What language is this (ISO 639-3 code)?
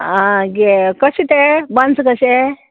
kok